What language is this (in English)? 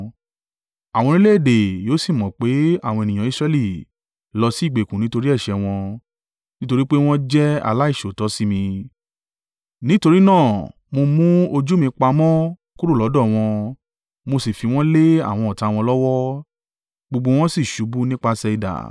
Yoruba